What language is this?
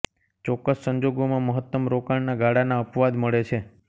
Gujarati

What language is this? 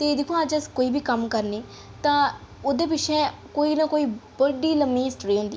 Dogri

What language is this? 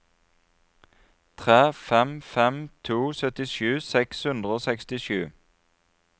Norwegian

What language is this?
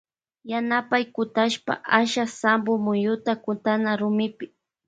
Loja Highland Quichua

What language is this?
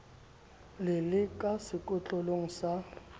Southern Sotho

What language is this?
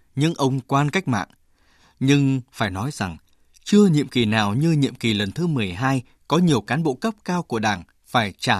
Vietnamese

